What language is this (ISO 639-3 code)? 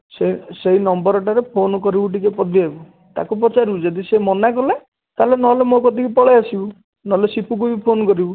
ori